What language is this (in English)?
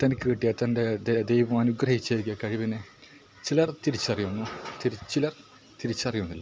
Malayalam